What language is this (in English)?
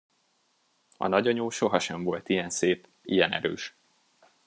Hungarian